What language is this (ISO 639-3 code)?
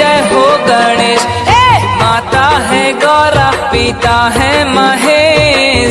hin